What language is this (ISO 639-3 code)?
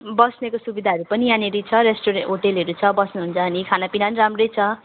nep